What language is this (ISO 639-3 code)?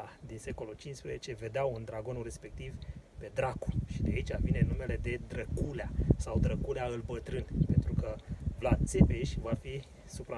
ron